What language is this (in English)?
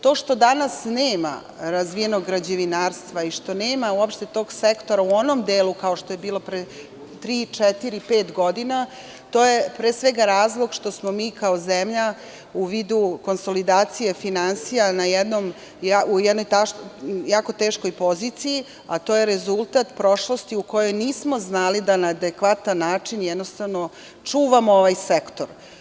Serbian